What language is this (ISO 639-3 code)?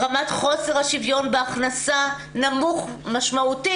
heb